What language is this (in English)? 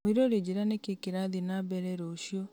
Kikuyu